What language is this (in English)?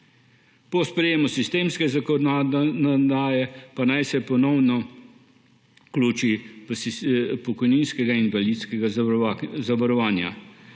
Slovenian